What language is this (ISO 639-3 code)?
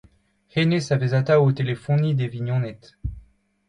bre